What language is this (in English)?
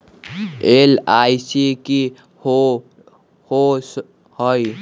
Magahi